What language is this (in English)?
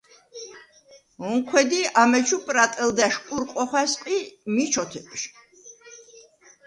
Svan